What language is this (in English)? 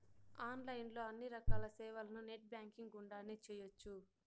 Telugu